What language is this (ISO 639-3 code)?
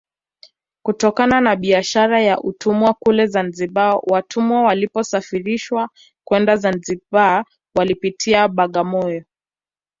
swa